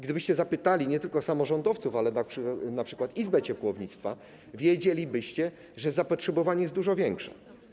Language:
Polish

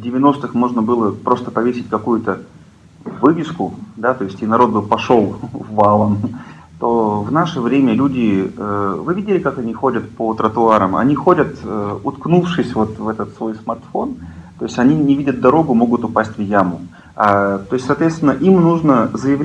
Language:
Russian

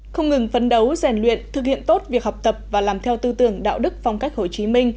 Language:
Vietnamese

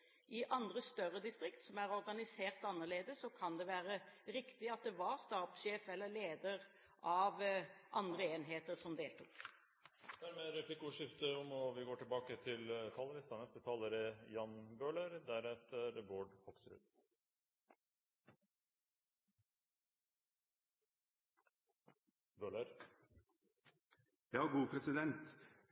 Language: Norwegian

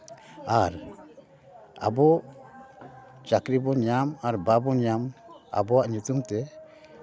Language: Santali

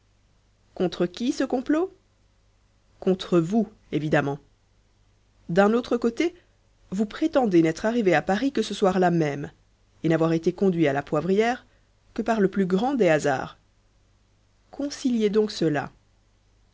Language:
French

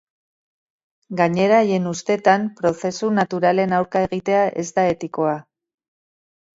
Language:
Basque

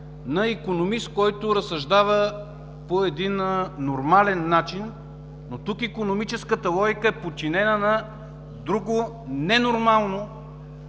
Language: Bulgarian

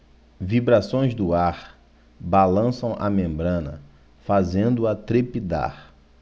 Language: Portuguese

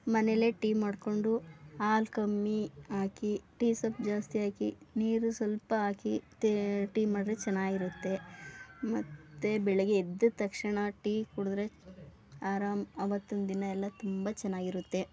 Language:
Kannada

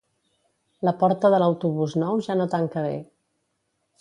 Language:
Catalan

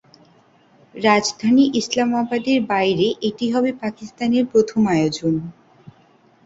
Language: Bangla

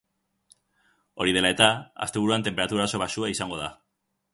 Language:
Basque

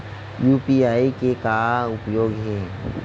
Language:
Chhattisgarhi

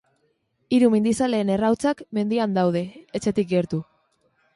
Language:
Basque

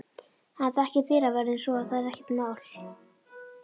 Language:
Icelandic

